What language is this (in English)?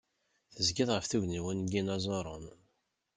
Kabyle